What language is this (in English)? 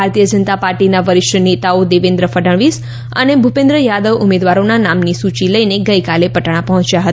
Gujarati